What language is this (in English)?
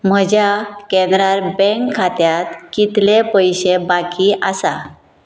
Konkani